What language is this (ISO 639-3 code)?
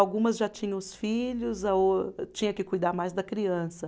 por